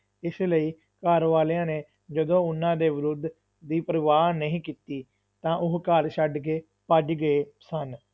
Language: Punjabi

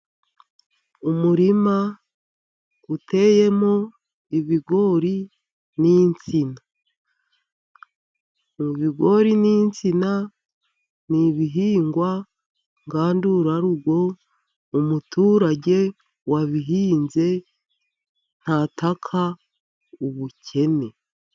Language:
Kinyarwanda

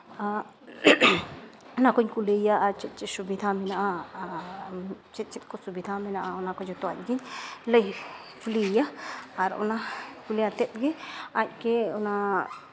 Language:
Santali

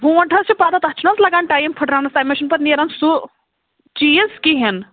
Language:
Kashmiri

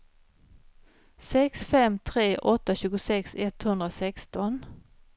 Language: Swedish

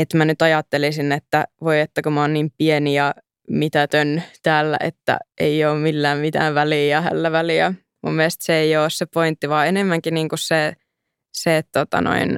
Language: Finnish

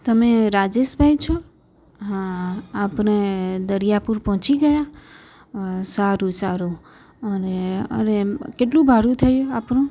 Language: Gujarati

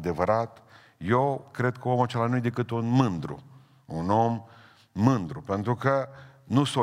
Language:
Romanian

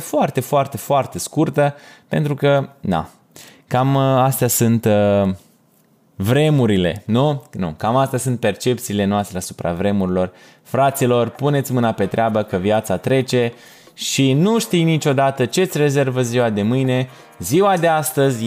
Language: Romanian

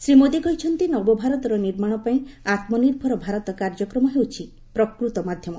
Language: Odia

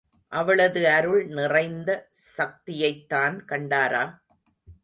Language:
Tamil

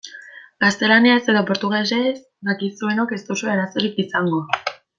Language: Basque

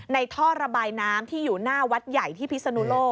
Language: Thai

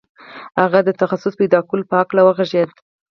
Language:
Pashto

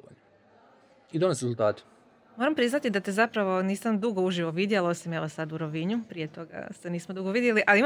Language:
Croatian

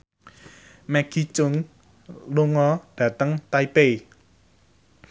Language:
Javanese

